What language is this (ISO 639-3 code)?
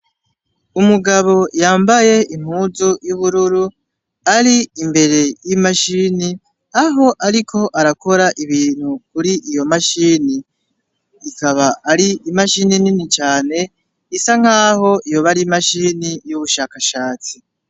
run